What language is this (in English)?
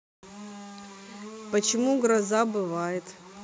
Russian